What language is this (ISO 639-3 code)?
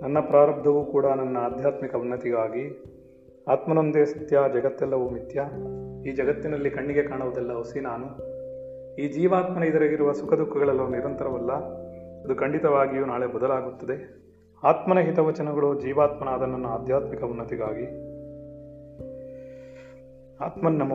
kan